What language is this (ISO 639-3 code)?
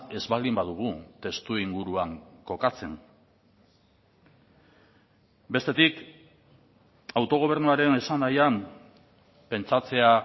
eus